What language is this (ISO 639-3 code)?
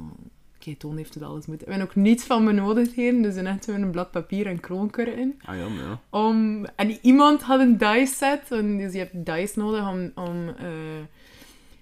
nld